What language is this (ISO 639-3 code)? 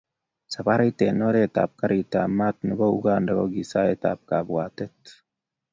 kln